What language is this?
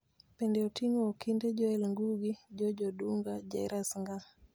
Luo (Kenya and Tanzania)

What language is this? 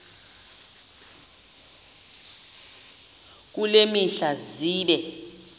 Xhosa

